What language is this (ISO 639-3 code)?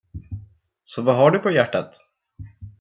swe